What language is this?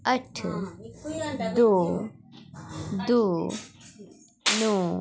Dogri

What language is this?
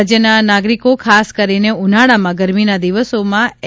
Gujarati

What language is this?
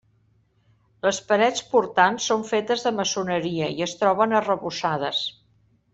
Catalan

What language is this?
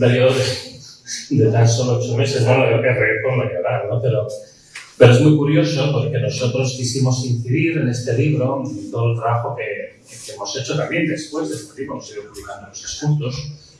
Spanish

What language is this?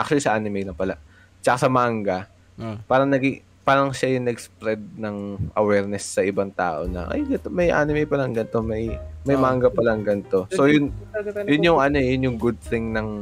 Filipino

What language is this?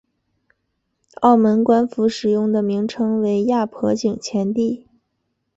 Chinese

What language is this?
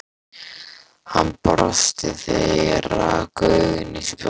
Icelandic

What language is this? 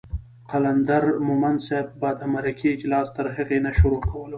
Pashto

